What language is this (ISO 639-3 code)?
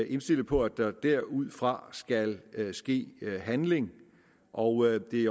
dan